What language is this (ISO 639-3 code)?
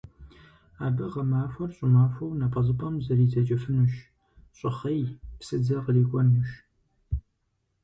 kbd